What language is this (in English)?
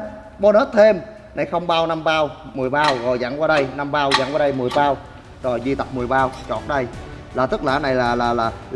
Vietnamese